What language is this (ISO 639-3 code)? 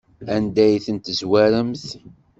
kab